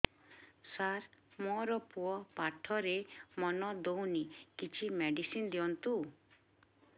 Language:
Odia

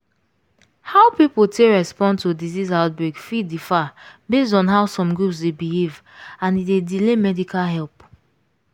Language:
Nigerian Pidgin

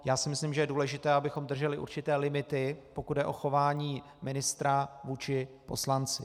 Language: Czech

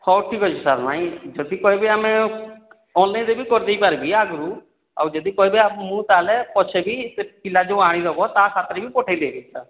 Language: Odia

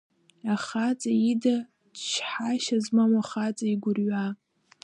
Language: Abkhazian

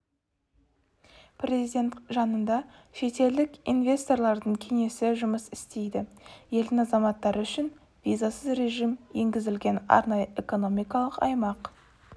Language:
Kazakh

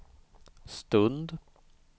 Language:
Swedish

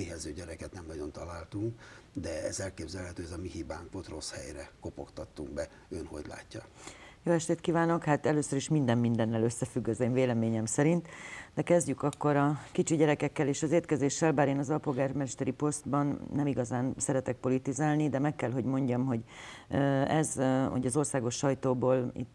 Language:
Hungarian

